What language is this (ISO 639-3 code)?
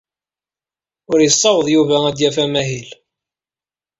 kab